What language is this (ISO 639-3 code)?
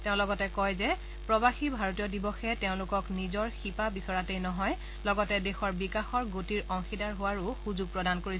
asm